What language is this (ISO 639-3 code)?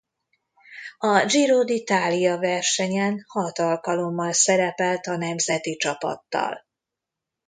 hun